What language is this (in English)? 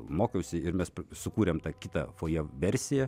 Lithuanian